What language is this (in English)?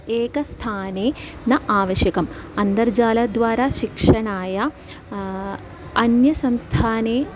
Sanskrit